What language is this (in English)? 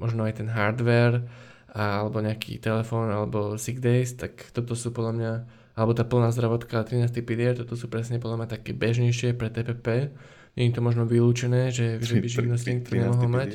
Slovak